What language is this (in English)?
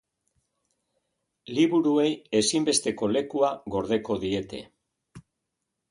Basque